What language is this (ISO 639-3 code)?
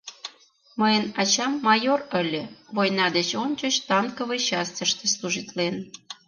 chm